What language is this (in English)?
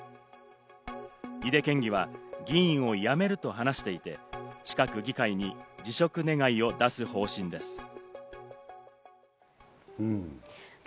Japanese